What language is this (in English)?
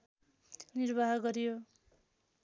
Nepali